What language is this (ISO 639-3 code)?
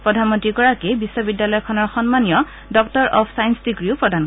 asm